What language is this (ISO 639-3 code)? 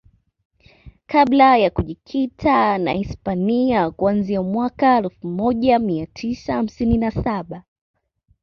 swa